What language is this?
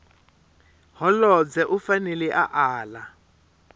Tsonga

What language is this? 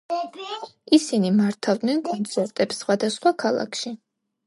Georgian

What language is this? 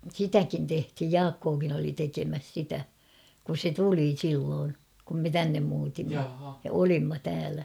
Finnish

